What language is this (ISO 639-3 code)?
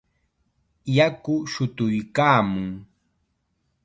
qxa